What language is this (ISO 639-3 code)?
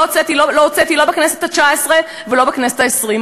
heb